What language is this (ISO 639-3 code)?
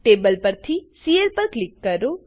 guj